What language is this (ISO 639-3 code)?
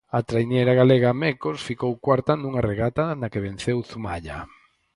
glg